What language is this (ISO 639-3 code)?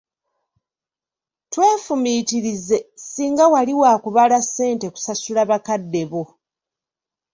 lug